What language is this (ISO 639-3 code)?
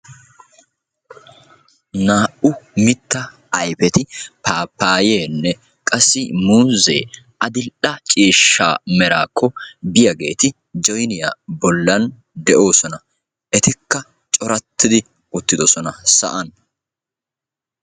wal